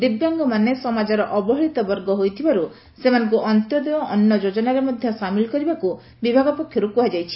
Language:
Odia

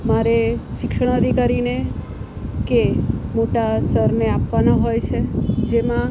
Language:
Gujarati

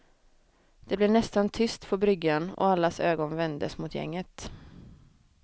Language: Swedish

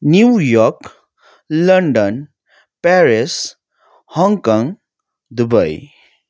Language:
Nepali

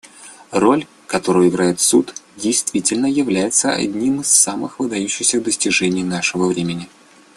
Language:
Russian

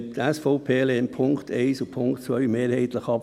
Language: Swiss German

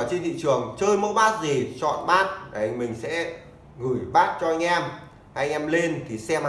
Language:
Vietnamese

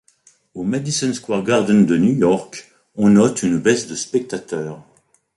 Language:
French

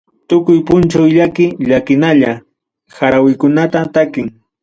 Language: Ayacucho Quechua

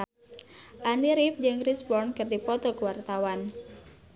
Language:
Sundanese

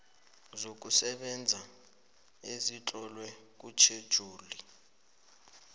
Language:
South Ndebele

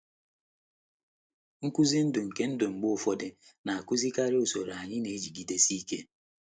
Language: Igbo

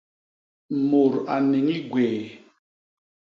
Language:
Basaa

